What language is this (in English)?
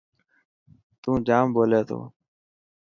Dhatki